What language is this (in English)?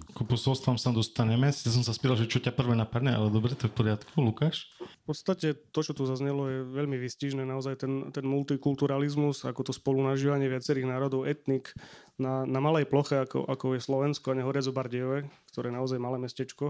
Slovak